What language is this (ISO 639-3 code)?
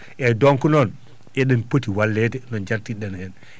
ful